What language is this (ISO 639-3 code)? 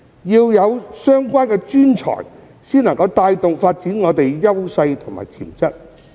yue